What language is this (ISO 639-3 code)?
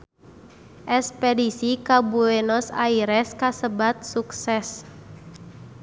sun